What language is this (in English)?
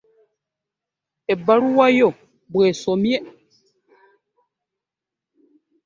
Ganda